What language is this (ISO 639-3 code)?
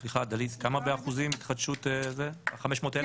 heb